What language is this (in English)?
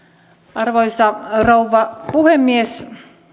Finnish